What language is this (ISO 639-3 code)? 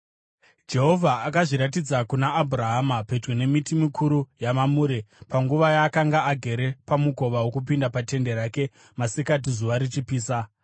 sna